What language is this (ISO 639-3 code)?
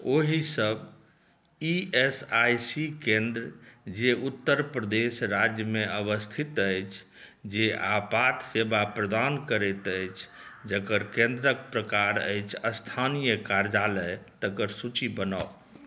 mai